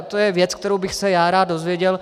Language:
Czech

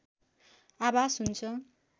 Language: Nepali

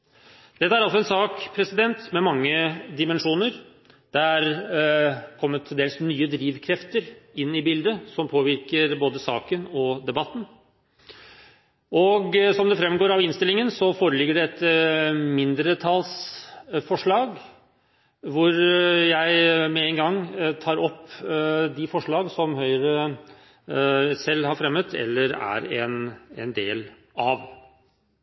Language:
Norwegian Bokmål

